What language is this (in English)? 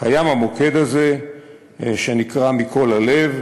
Hebrew